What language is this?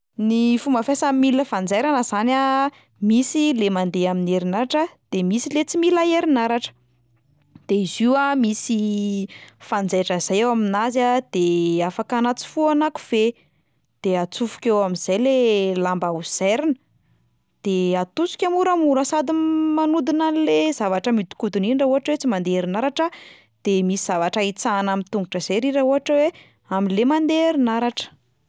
Malagasy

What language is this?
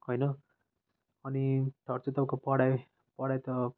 Nepali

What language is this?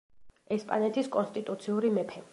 Georgian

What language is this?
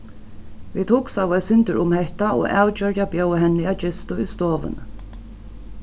Faroese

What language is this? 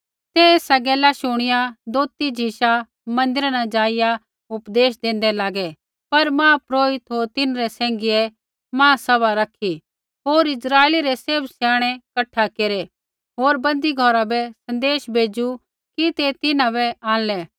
Kullu Pahari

